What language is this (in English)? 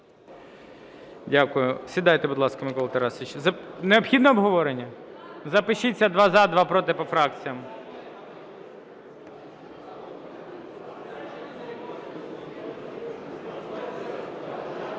Ukrainian